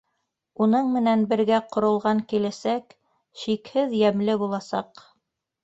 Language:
Bashkir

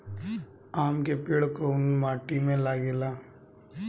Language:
Bhojpuri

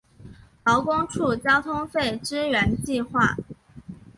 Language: Chinese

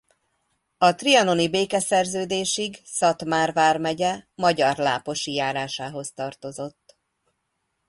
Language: Hungarian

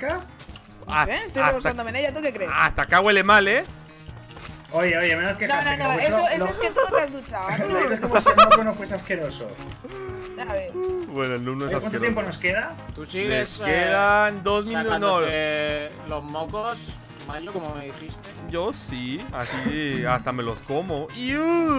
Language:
Spanish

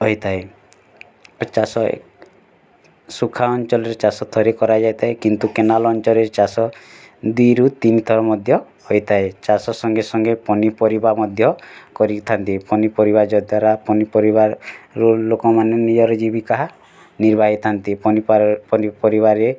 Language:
Odia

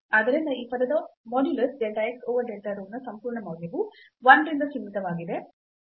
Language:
Kannada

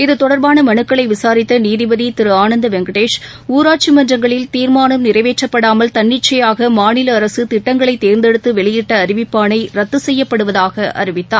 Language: Tamil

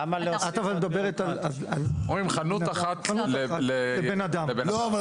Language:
Hebrew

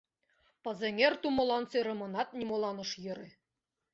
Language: Mari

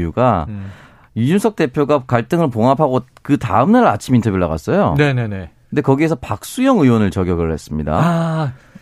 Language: Korean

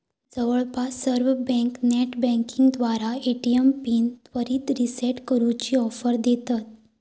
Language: Marathi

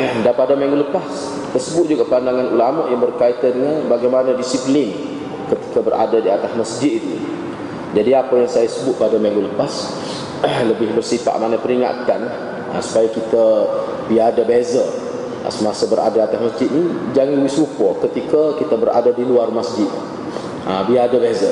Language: Malay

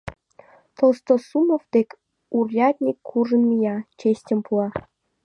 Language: Mari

